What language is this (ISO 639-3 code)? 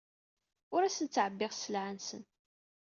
kab